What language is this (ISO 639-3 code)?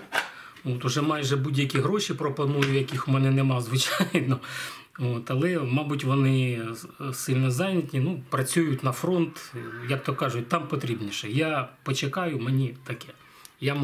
ukr